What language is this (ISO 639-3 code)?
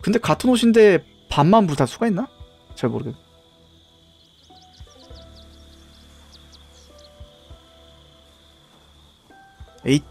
kor